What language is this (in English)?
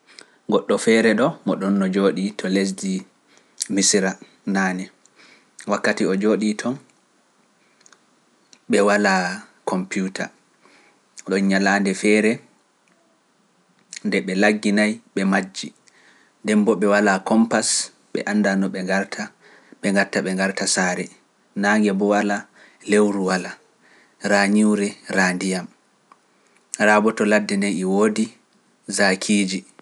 Pular